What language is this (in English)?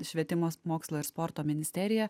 Lithuanian